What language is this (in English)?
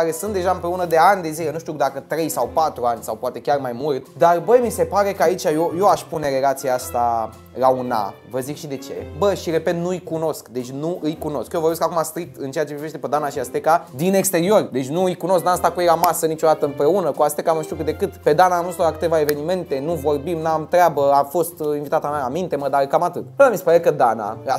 Romanian